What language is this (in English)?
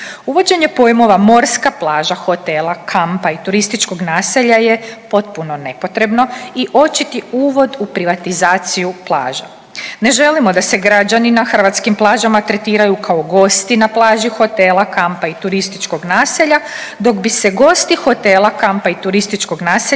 Croatian